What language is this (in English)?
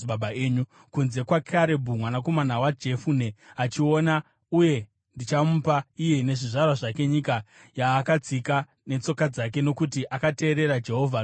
Shona